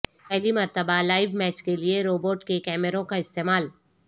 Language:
Urdu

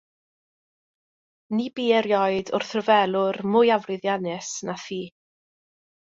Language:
Welsh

